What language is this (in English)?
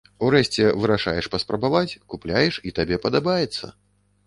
Belarusian